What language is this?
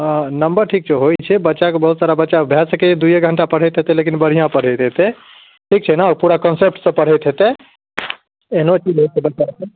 Maithili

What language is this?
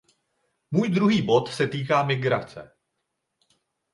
Czech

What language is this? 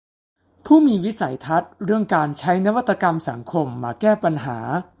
Thai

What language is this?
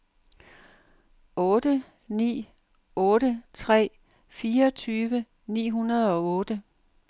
Danish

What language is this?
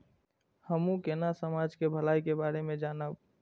Maithili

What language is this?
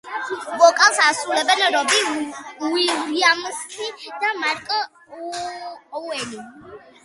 Georgian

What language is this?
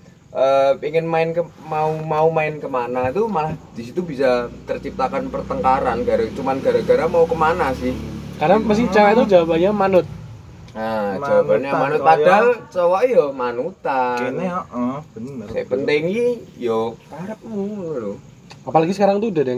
Indonesian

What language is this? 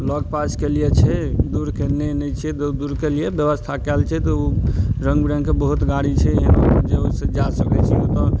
Maithili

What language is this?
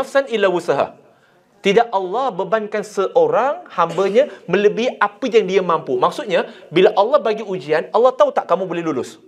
Malay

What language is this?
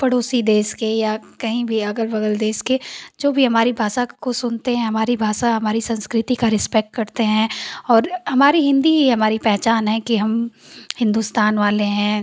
Hindi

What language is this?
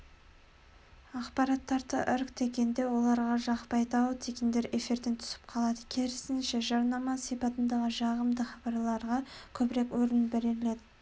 Kazakh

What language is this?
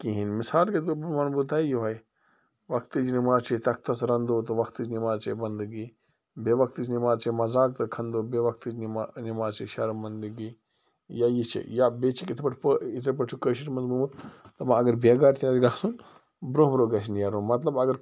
Kashmiri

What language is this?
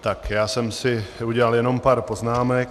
Czech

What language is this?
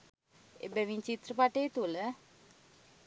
Sinhala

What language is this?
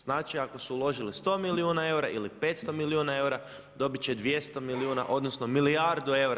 Croatian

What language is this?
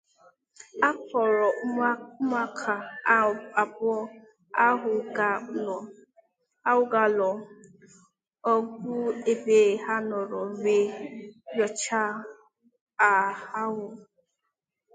Igbo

